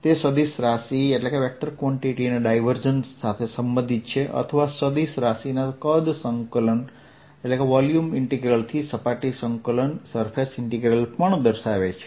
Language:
Gujarati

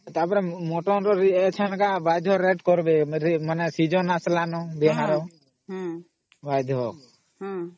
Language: Odia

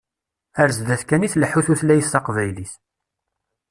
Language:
Kabyle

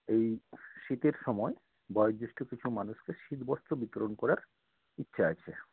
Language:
Bangla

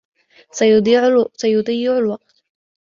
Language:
Arabic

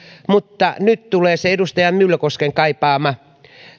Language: Finnish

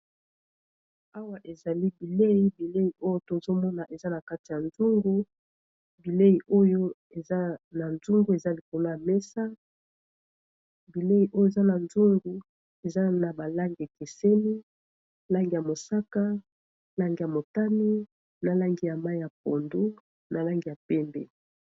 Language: Lingala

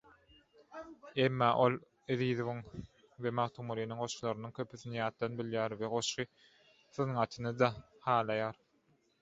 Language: Turkmen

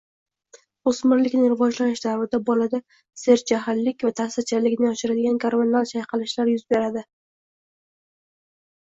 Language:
Uzbek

